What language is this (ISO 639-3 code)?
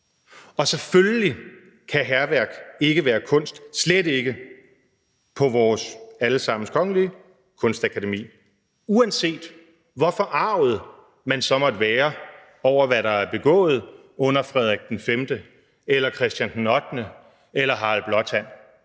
dan